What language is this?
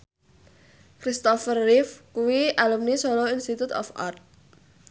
Javanese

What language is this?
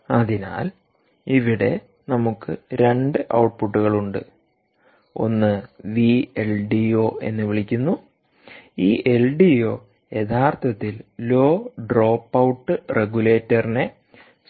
Malayalam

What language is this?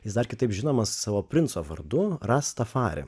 Lithuanian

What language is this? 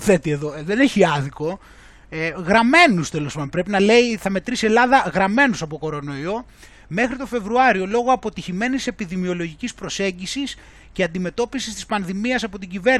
Greek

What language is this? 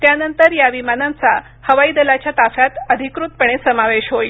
Marathi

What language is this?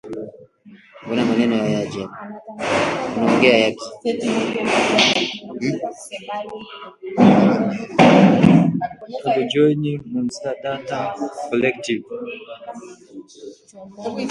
Swahili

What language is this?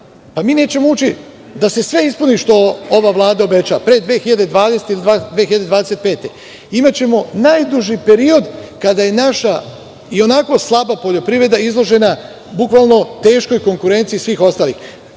Serbian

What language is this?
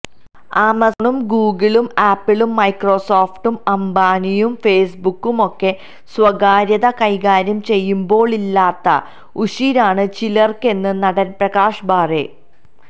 Malayalam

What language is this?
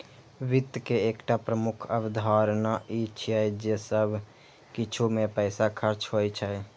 Maithili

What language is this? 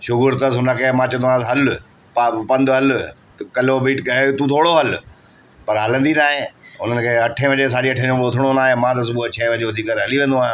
Sindhi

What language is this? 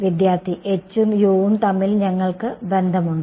Malayalam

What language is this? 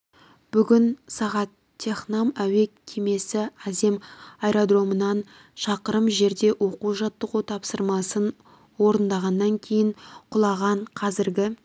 Kazakh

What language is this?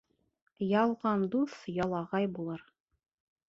Bashkir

